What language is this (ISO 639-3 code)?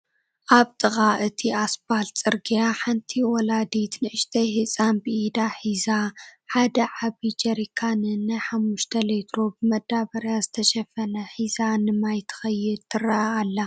tir